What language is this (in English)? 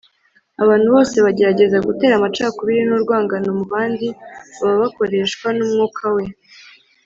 Kinyarwanda